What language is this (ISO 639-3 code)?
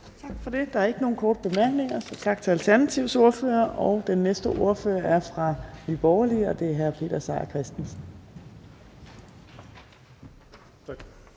dan